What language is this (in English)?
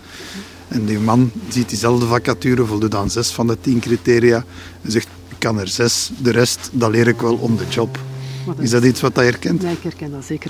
Dutch